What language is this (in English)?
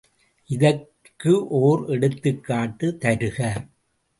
Tamil